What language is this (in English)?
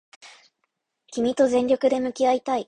Japanese